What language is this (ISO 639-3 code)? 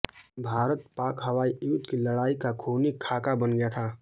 hin